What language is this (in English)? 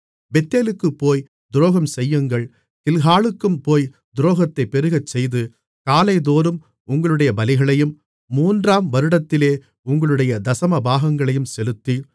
Tamil